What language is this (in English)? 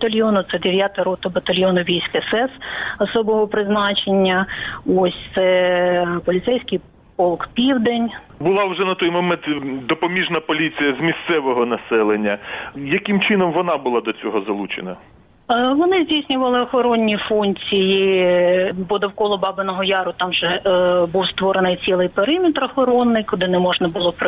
Ukrainian